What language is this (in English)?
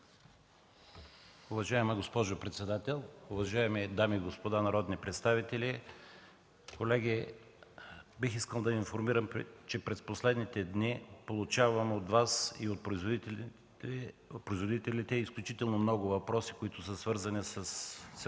Bulgarian